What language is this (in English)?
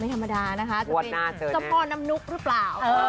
Thai